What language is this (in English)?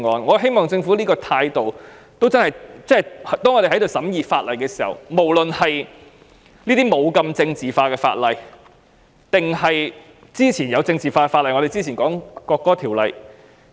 Cantonese